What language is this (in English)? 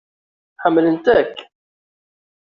Kabyle